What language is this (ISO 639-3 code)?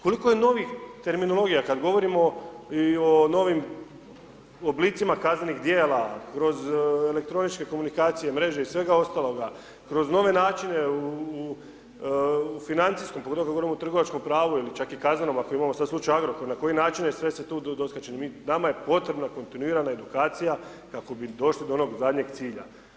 hrv